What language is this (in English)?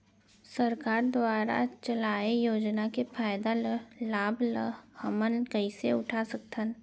Chhattisgarhi